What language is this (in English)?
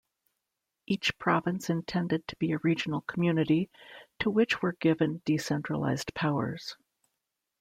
English